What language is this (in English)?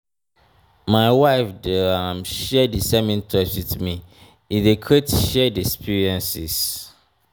Nigerian Pidgin